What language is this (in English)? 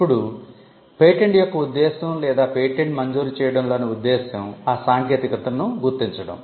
Telugu